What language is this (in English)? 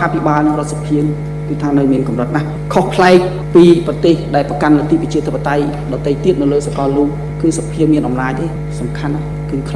Thai